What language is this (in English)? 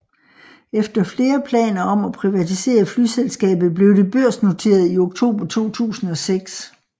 Danish